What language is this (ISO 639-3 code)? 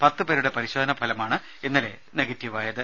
mal